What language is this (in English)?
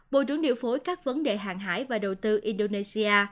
Vietnamese